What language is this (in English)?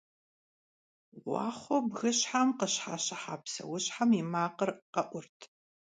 Kabardian